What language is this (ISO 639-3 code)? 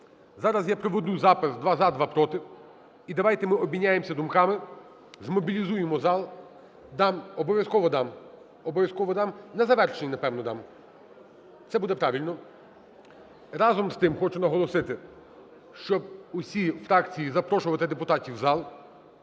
ukr